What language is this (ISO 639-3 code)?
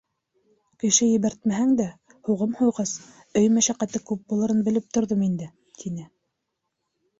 bak